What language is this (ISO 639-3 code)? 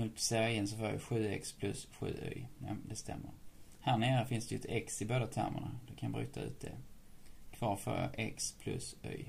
swe